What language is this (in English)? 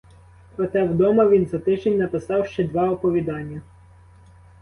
Ukrainian